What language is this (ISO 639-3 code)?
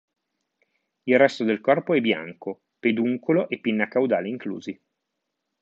ita